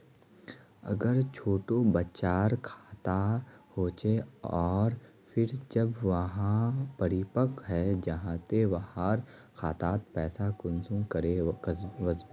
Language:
Magahi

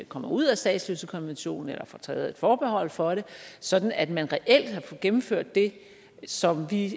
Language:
Danish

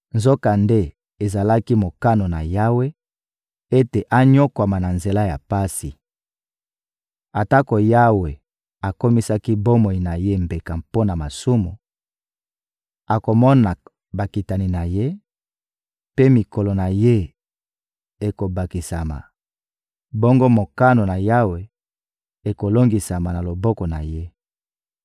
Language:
Lingala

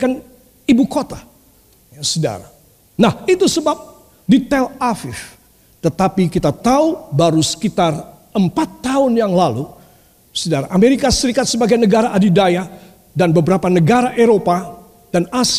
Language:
Indonesian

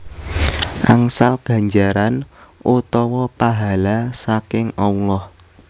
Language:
Javanese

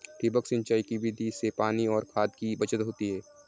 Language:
Marathi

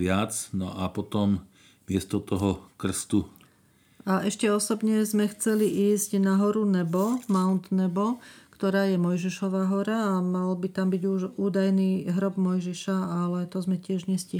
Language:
Slovak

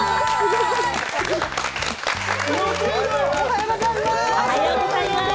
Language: Japanese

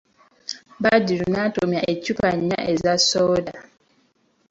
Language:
Ganda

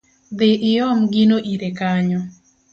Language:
Luo (Kenya and Tanzania)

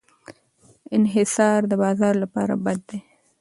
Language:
Pashto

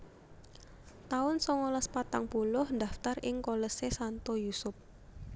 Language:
Javanese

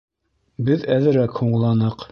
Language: Bashkir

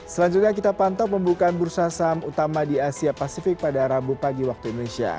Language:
Indonesian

